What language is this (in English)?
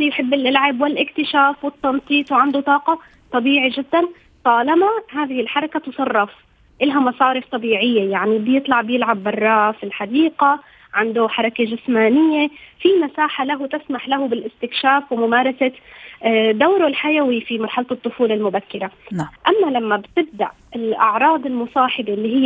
Arabic